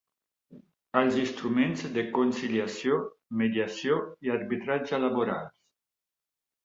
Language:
Catalan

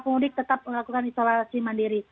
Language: Indonesian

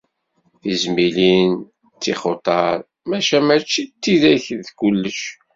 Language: Kabyle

